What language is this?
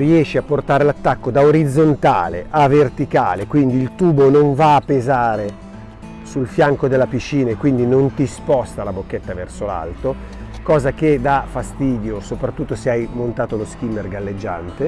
Italian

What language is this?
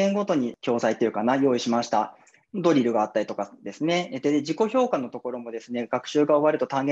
Japanese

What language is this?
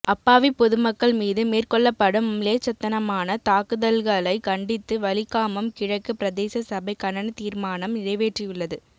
Tamil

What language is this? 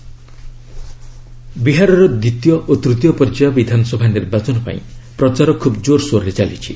Odia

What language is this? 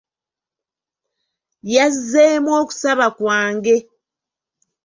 Ganda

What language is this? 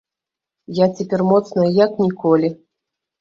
Belarusian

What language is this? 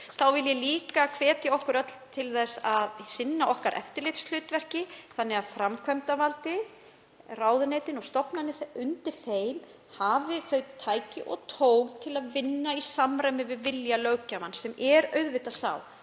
Icelandic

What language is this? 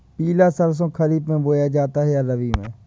Hindi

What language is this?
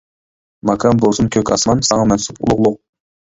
Uyghur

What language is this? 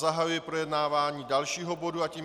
Czech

